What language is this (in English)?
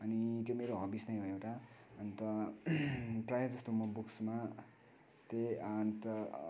Nepali